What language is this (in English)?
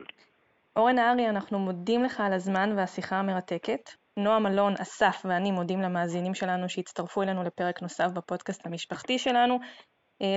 Hebrew